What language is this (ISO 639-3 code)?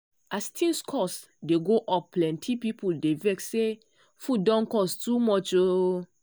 pcm